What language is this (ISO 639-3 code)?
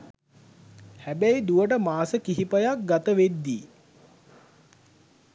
sin